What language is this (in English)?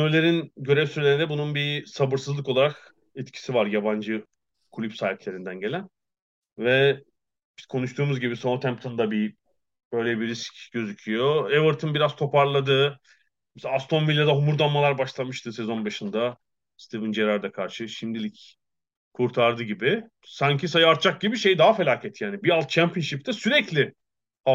Turkish